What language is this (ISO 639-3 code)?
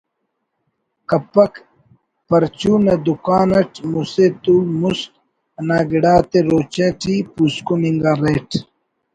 brh